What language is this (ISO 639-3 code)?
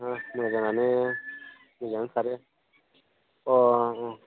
brx